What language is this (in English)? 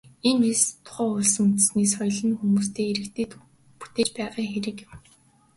Mongolian